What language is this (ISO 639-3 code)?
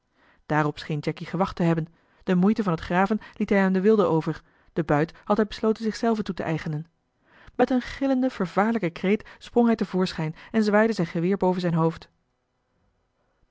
nld